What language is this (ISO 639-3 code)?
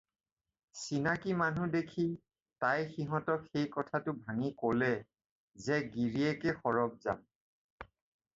asm